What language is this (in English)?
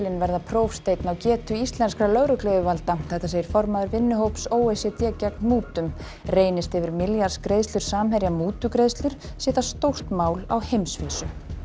Icelandic